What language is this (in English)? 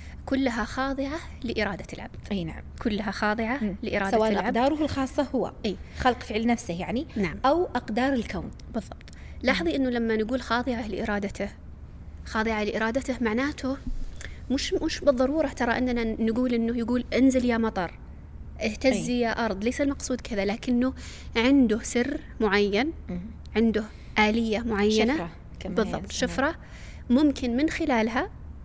Arabic